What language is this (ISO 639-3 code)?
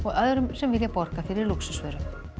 isl